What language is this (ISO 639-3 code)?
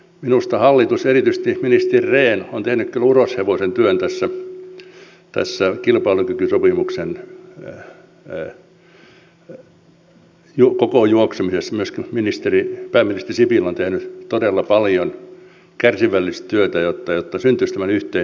fin